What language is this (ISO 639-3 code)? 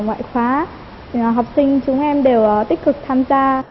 vie